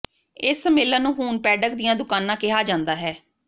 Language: Punjabi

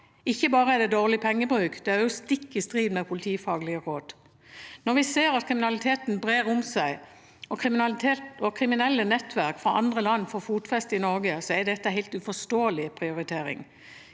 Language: Norwegian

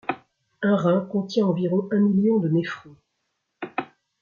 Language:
French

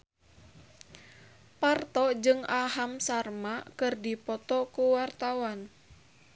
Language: Sundanese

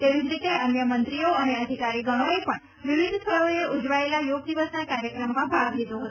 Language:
Gujarati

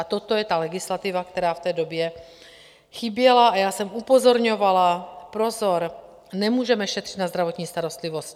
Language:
Czech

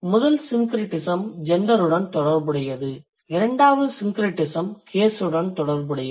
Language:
Tamil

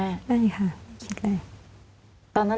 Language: Thai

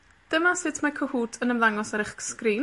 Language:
Welsh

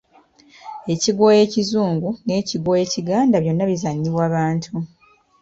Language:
Ganda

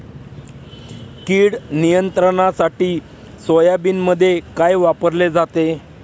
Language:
Marathi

